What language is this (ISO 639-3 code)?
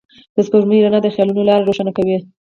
pus